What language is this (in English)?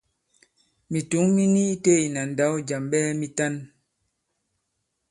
Bankon